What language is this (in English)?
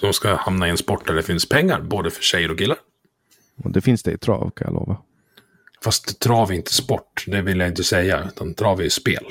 Swedish